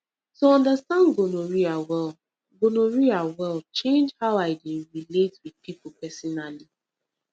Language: Nigerian Pidgin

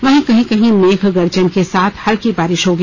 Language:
Hindi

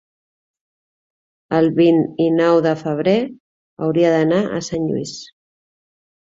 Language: Catalan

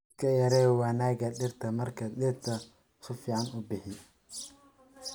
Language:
Somali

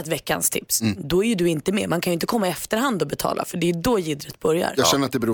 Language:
Swedish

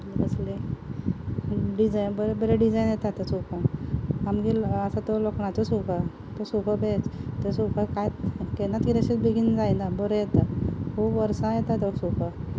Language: Konkani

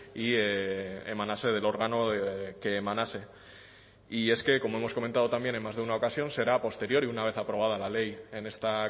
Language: Spanish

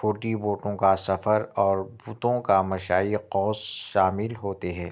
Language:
Urdu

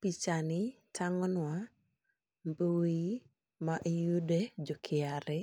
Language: Luo (Kenya and Tanzania)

